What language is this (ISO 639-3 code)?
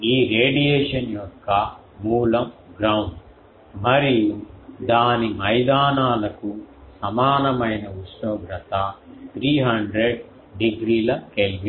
tel